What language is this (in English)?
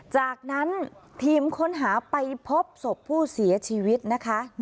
Thai